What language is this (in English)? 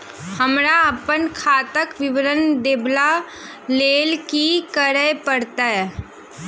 Maithili